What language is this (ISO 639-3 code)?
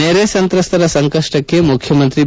kan